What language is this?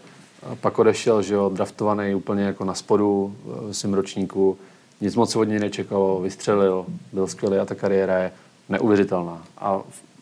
Czech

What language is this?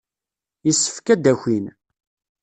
Kabyle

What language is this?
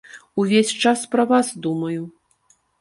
Belarusian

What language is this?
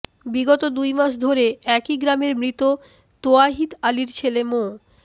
Bangla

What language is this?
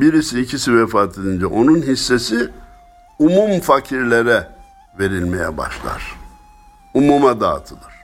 Turkish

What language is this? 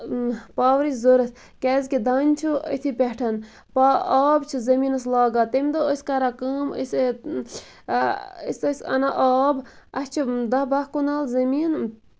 Kashmiri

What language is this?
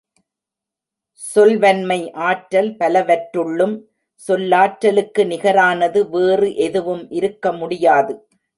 Tamil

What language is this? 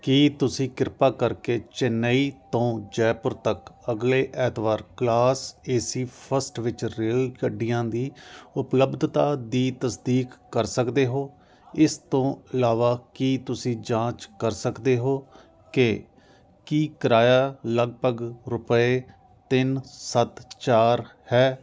Punjabi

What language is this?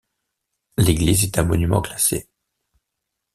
French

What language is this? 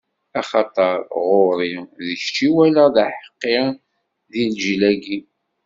Kabyle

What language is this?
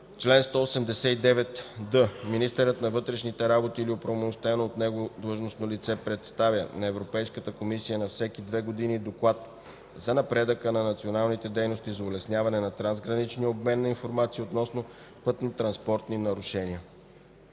Bulgarian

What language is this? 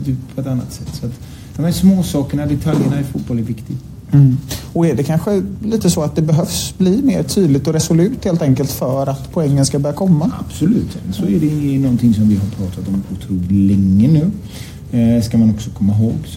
Swedish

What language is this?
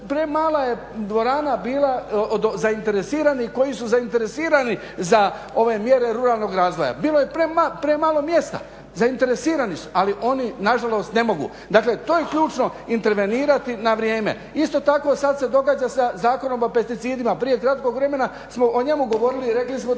Croatian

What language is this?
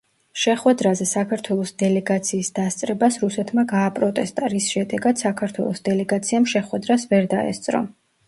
Georgian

